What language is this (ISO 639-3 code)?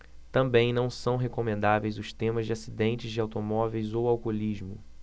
por